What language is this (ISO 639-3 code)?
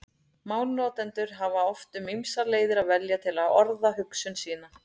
isl